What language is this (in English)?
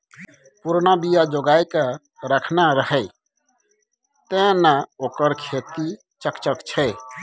Maithili